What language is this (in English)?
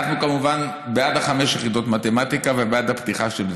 Hebrew